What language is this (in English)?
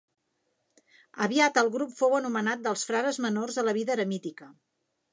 Catalan